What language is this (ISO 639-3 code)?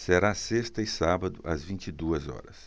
por